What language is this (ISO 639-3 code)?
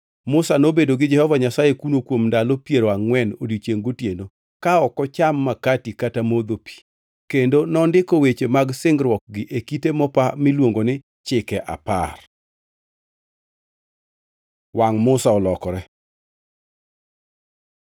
luo